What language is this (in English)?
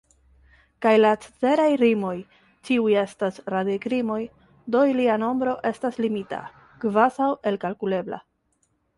Esperanto